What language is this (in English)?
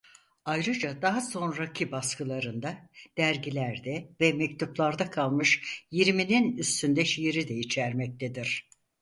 Turkish